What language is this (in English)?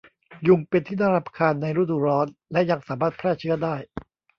Thai